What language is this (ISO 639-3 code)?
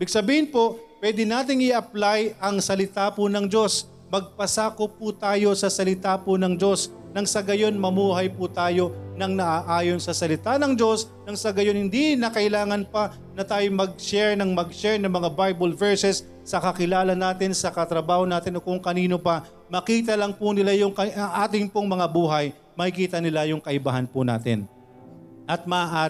fil